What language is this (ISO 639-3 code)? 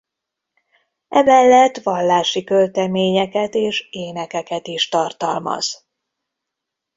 hun